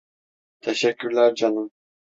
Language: Turkish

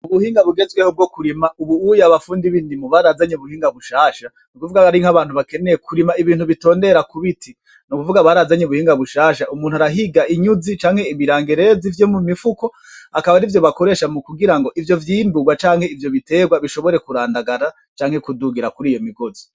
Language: Rundi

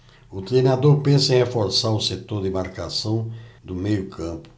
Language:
Portuguese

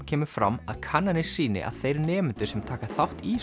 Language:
Icelandic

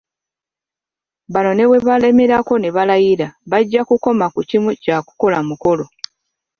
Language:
Ganda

